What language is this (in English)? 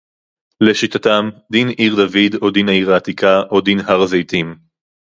Hebrew